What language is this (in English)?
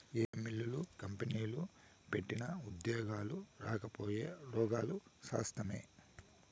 Telugu